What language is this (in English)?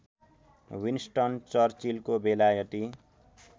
Nepali